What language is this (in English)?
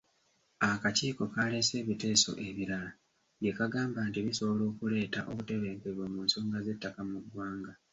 Ganda